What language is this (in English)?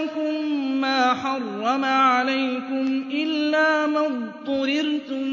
Arabic